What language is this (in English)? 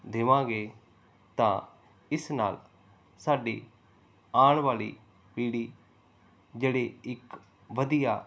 Punjabi